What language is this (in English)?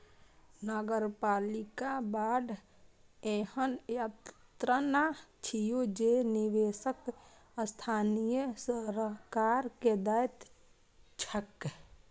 Maithili